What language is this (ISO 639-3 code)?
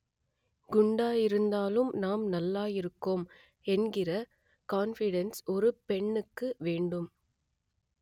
tam